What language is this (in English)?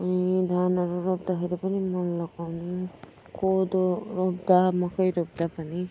Nepali